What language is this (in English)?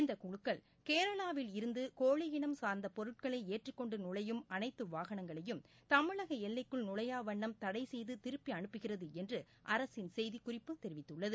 Tamil